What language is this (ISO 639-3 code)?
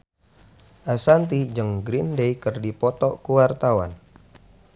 sun